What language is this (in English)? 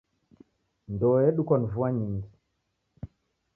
Taita